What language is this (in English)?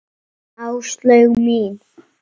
Icelandic